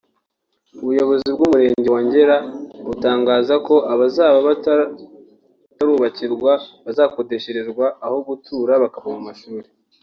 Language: Kinyarwanda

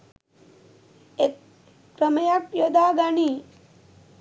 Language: Sinhala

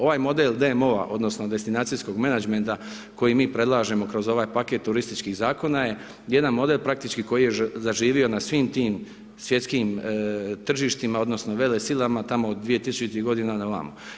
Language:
Croatian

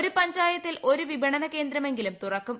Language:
Malayalam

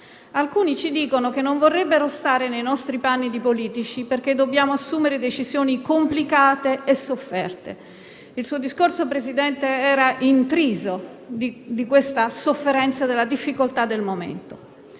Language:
Italian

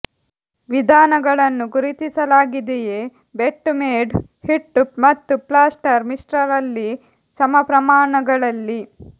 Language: Kannada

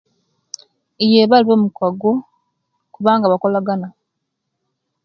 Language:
Kenyi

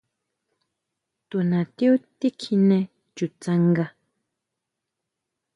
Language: Huautla Mazatec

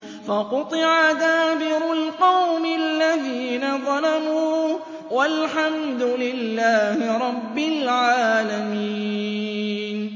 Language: Arabic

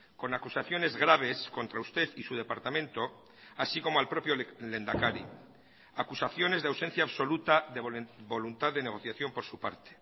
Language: Spanish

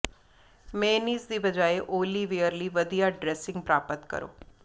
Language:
Punjabi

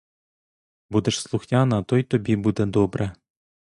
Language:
Ukrainian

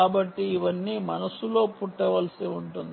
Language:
Telugu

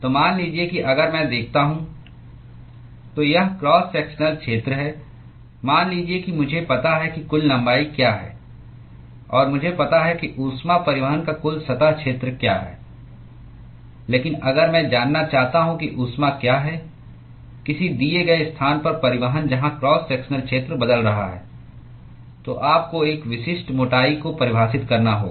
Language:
Hindi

